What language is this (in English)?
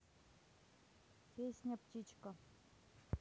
Russian